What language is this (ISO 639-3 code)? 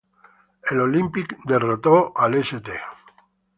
spa